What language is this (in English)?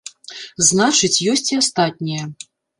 Belarusian